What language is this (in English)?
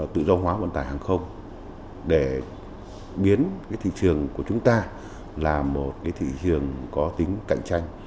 Vietnamese